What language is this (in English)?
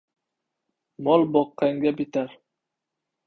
Uzbek